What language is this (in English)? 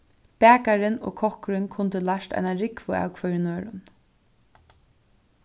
Faroese